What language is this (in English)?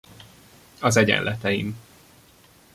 Hungarian